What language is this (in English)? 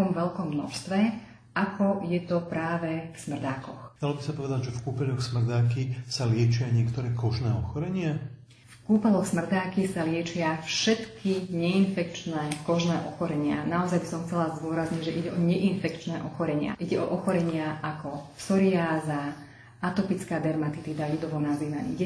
Slovak